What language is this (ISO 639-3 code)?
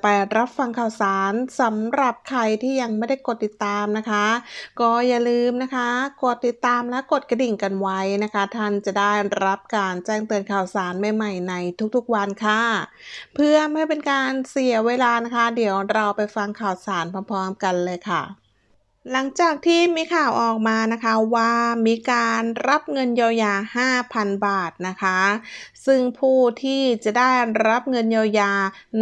tha